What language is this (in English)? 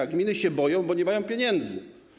Polish